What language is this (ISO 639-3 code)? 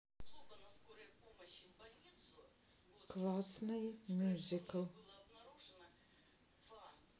rus